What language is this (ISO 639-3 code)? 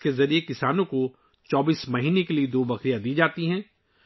urd